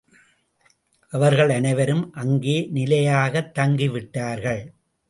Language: Tamil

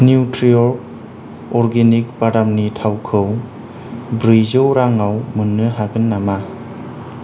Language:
Bodo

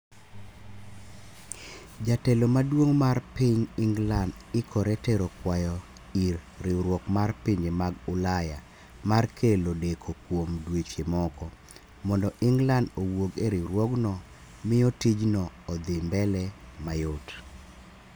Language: Luo (Kenya and Tanzania)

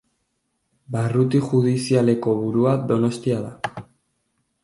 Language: Basque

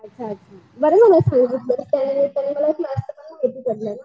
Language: Marathi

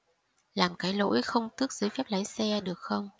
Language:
Vietnamese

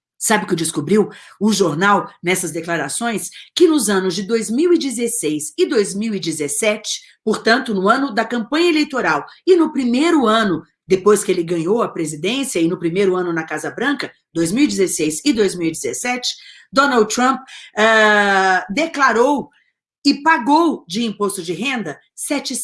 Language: Portuguese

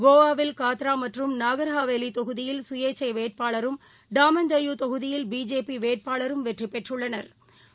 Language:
Tamil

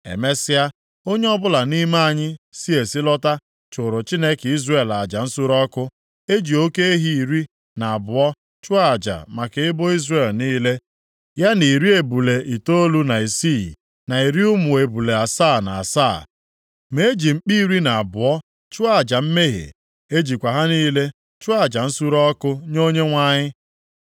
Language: Igbo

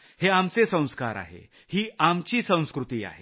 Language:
Marathi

